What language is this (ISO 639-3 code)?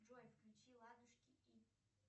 rus